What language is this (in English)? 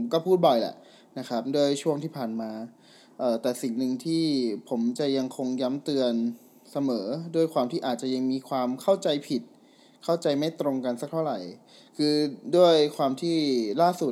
Thai